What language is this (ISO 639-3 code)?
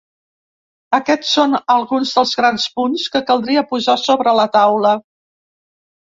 cat